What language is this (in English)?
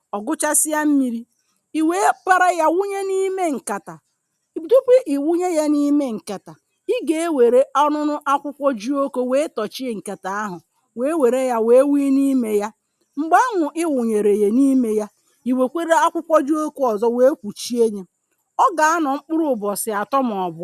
Igbo